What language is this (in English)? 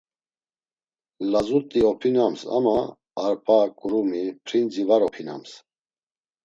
Laz